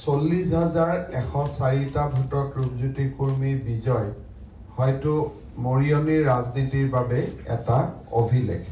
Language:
Hindi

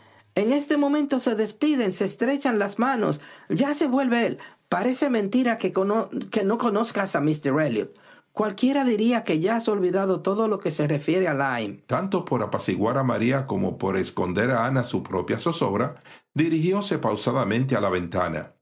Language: Spanish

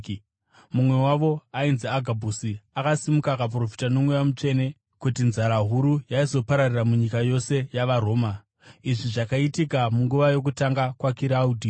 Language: Shona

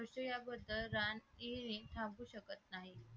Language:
Marathi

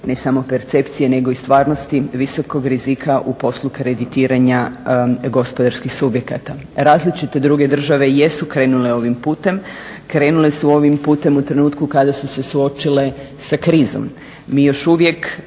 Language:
Croatian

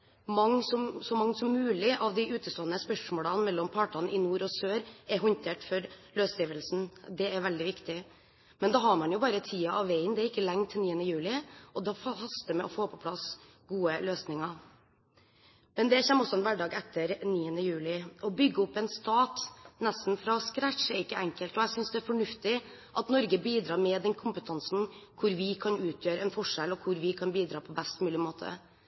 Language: Norwegian Bokmål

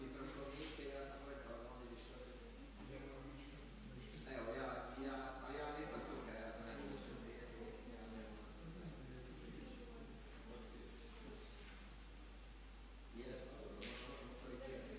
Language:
Croatian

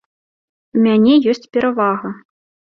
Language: Belarusian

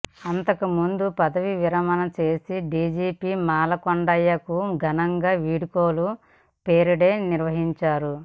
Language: Telugu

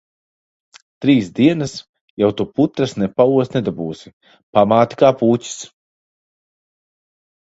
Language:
Latvian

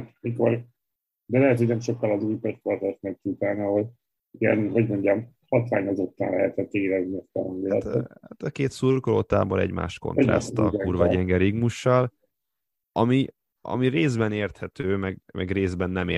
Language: Hungarian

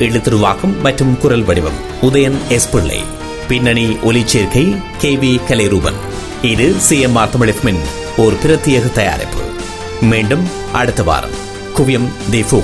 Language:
Tamil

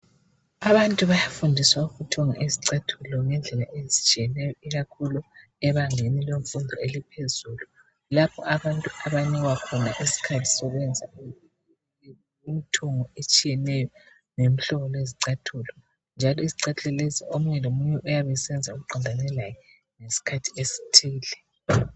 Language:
North Ndebele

